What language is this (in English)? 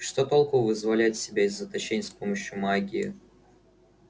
Russian